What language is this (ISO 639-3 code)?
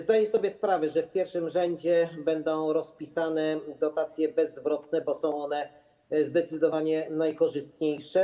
pol